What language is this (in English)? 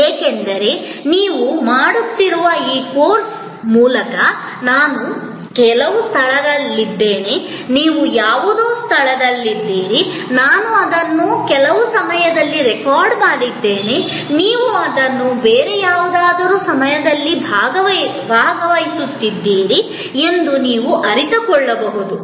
Kannada